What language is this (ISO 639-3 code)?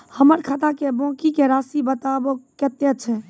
mai